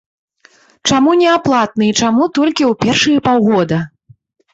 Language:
Belarusian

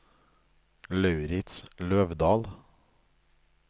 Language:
Norwegian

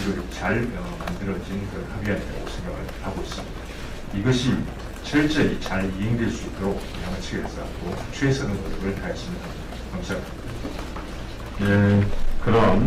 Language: Korean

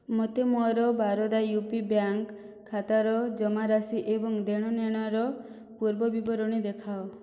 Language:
Odia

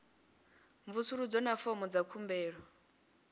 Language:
Venda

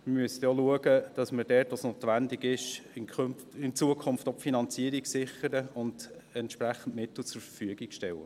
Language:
Swiss German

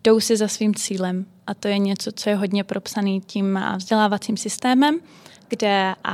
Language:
Czech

